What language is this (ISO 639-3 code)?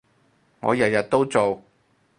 yue